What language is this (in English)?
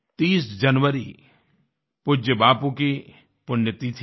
Hindi